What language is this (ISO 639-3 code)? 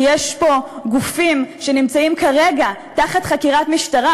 heb